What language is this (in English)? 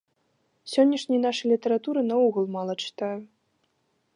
Belarusian